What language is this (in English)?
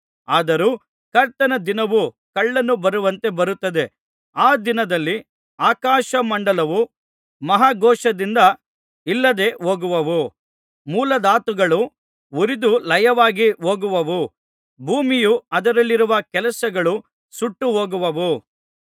Kannada